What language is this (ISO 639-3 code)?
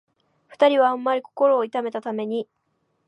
jpn